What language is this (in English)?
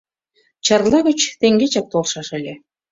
Mari